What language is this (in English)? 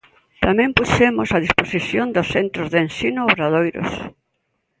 Galician